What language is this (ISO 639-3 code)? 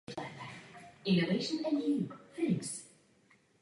ces